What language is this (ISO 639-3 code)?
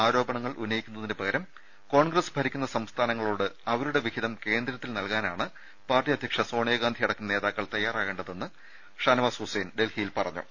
mal